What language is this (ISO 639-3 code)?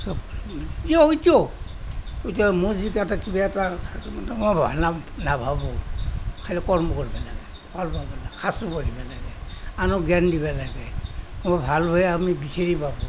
asm